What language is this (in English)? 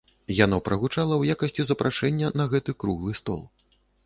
Belarusian